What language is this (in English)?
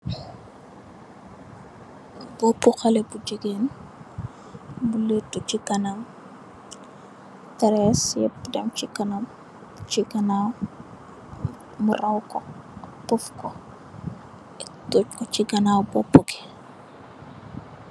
Wolof